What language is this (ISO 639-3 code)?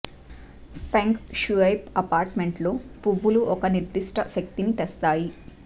tel